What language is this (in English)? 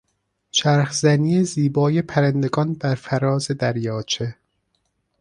Persian